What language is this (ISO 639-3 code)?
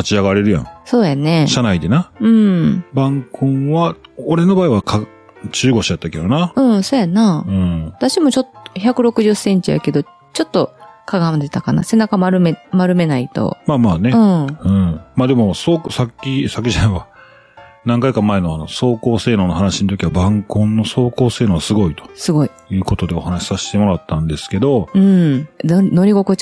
jpn